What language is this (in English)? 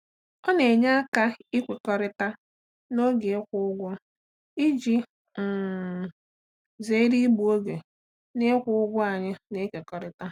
Igbo